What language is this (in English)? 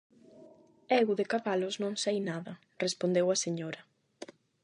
Galician